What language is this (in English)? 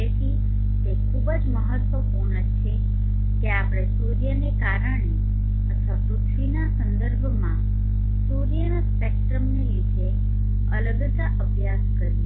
Gujarati